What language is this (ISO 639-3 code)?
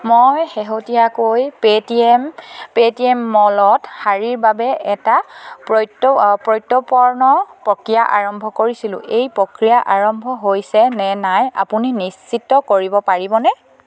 asm